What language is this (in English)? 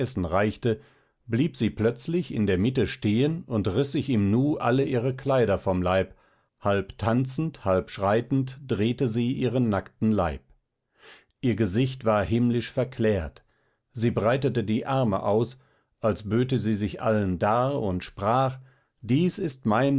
German